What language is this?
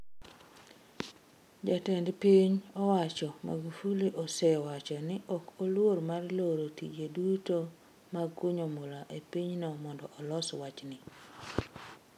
Luo (Kenya and Tanzania)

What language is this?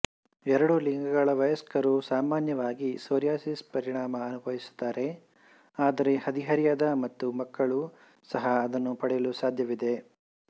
Kannada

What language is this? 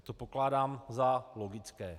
Czech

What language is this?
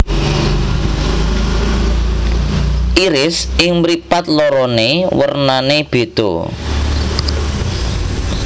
Javanese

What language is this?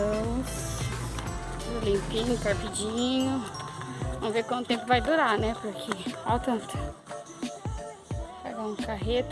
Portuguese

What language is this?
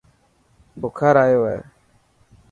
Dhatki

